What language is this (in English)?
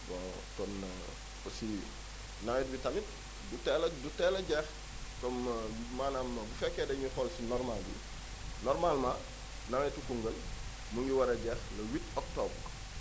Wolof